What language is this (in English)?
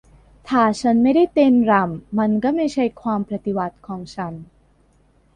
Thai